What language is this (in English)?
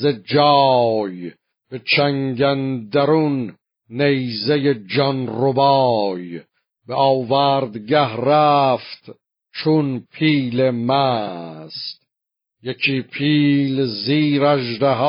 Persian